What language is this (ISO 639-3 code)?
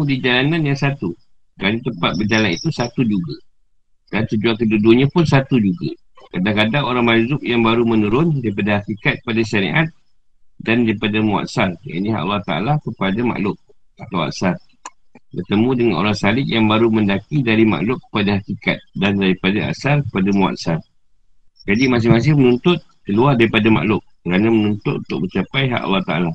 msa